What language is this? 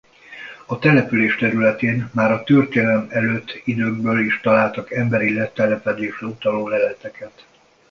Hungarian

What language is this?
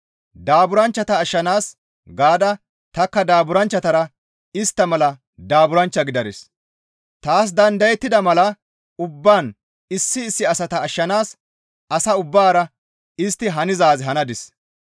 Gamo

